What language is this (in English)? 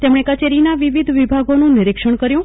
Gujarati